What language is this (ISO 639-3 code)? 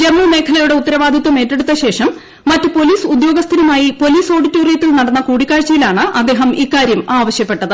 mal